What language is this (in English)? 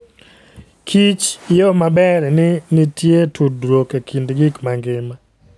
Luo (Kenya and Tanzania)